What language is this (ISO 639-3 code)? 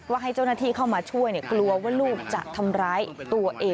tha